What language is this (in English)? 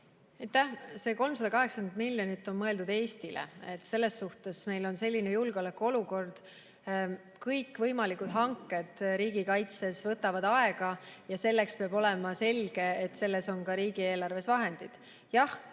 Estonian